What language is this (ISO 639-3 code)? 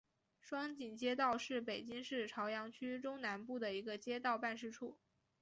zho